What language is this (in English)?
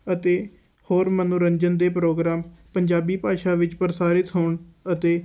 Punjabi